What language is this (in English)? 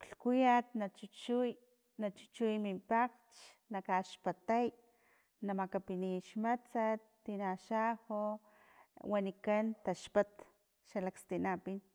Filomena Mata-Coahuitlán Totonac